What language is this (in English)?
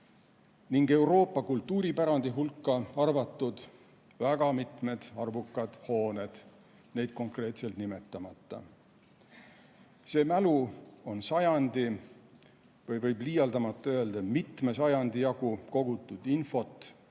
Estonian